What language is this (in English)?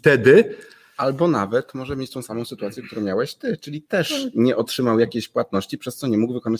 Polish